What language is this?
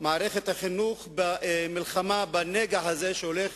Hebrew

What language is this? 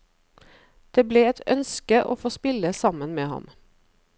Norwegian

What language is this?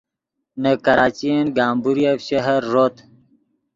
Yidgha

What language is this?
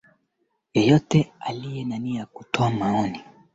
Swahili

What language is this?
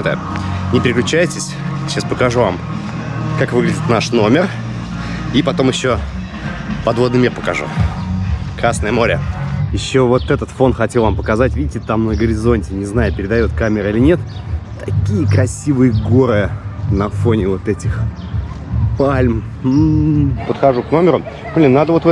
Russian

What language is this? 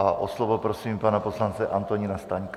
Czech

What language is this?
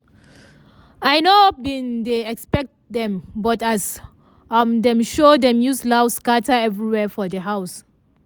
Nigerian Pidgin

